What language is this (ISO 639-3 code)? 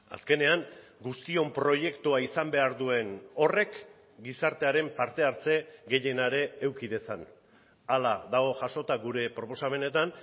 eus